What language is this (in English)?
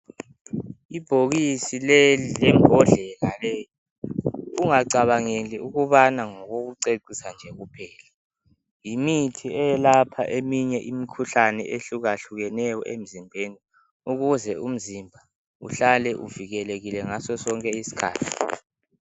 North Ndebele